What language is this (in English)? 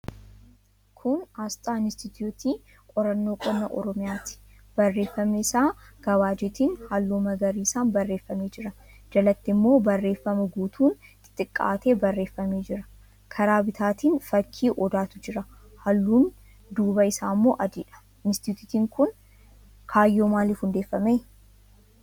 Oromo